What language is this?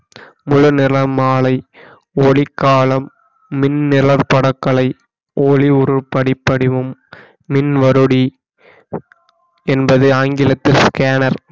Tamil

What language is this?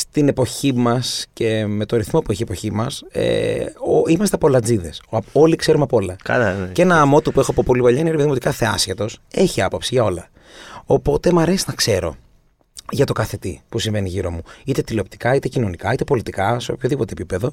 Greek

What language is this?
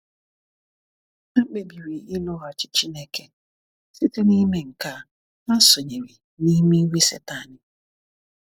Igbo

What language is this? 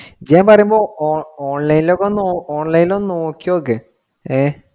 Malayalam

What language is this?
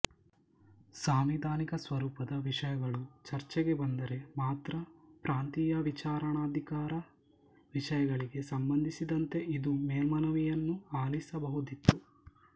Kannada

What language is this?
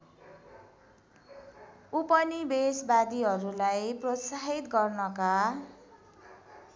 Nepali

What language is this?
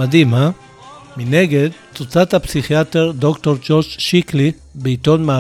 Hebrew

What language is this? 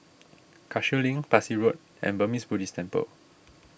English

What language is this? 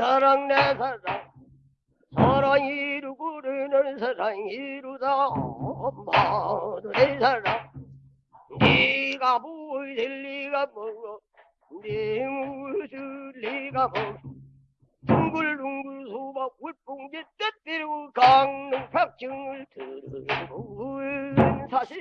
Korean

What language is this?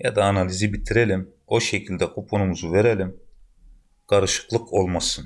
Turkish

